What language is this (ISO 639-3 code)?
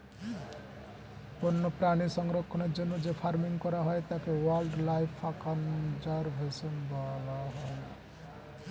ben